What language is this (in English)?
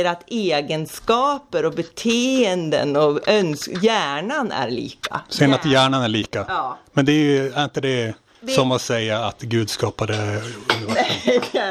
Swedish